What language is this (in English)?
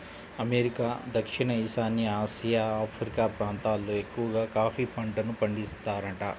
Telugu